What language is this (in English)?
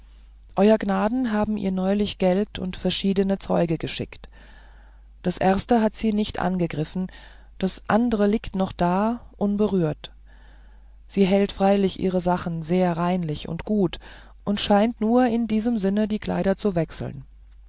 German